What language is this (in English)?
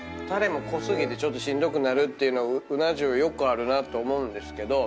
Japanese